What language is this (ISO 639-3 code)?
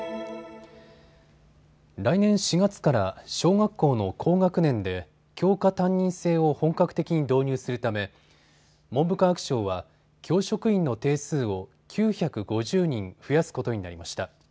jpn